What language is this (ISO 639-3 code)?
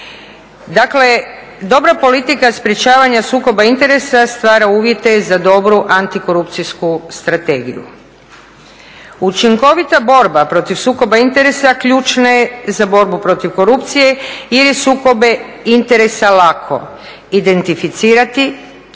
hrv